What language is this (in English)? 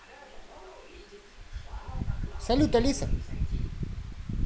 Russian